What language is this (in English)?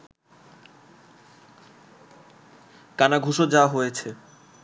Bangla